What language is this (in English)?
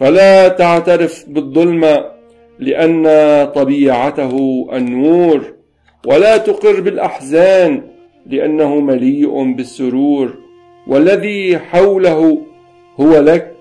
Arabic